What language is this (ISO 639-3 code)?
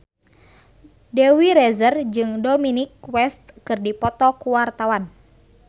sun